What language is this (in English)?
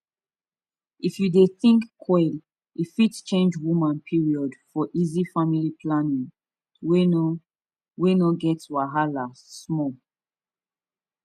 Nigerian Pidgin